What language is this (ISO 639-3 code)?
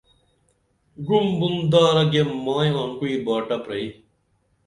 dml